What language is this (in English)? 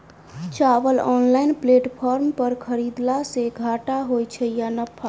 Maithili